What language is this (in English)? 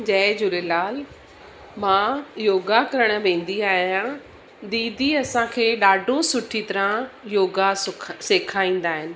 Sindhi